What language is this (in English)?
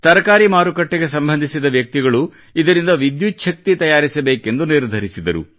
Kannada